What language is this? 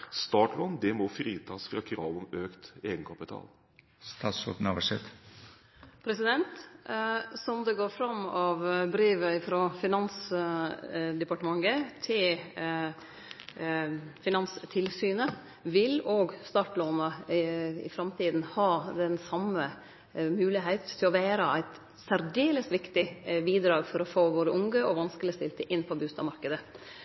Norwegian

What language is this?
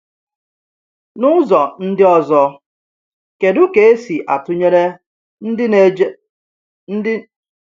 Igbo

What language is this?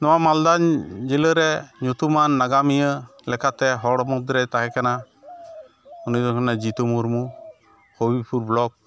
Santali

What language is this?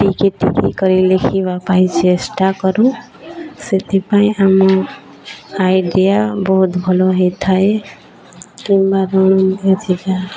Odia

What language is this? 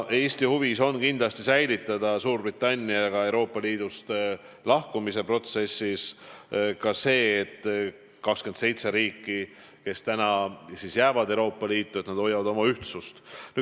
Estonian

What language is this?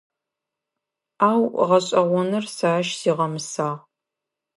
Adyghe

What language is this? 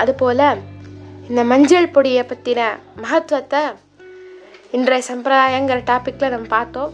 Tamil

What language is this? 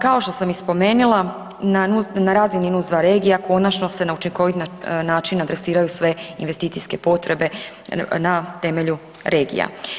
Croatian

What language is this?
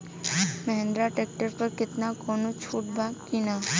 Bhojpuri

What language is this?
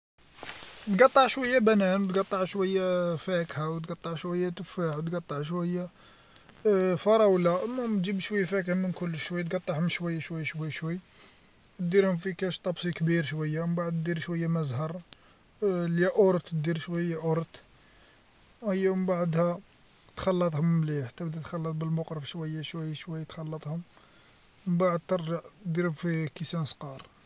Algerian Arabic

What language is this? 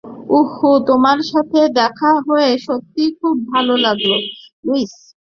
Bangla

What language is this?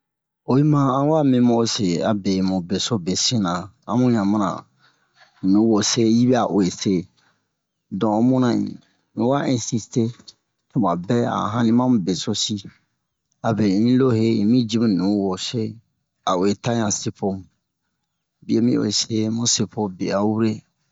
Bomu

